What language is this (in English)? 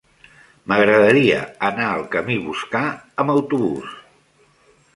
Catalan